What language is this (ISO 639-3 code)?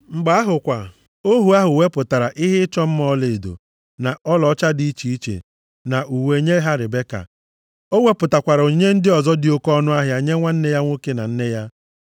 ibo